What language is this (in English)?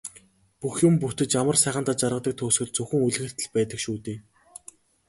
Mongolian